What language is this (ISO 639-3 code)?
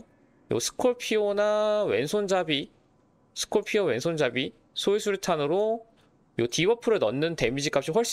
kor